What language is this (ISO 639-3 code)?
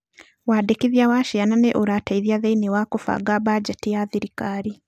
kik